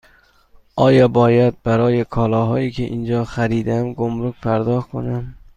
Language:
Persian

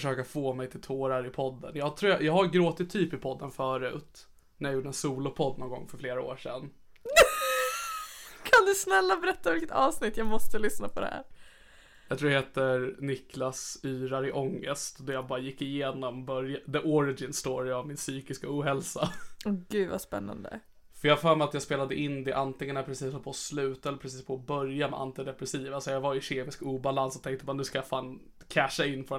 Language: Swedish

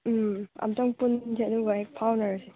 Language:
Manipuri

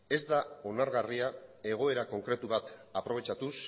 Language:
Basque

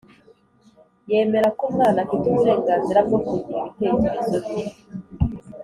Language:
Kinyarwanda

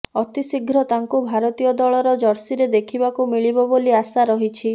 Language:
Odia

